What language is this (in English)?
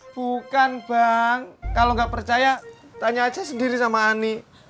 Indonesian